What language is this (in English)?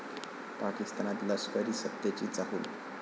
Marathi